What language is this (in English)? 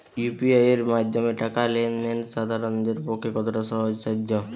Bangla